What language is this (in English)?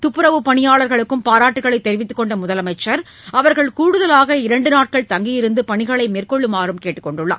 Tamil